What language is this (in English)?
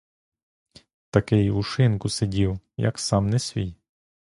Ukrainian